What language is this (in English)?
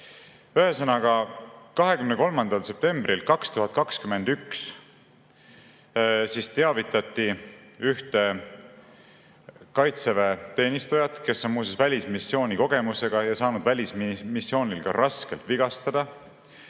Estonian